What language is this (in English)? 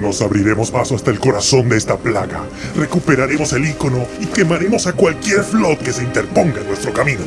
Spanish